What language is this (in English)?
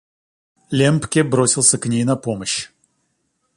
Russian